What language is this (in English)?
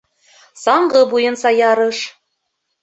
Bashkir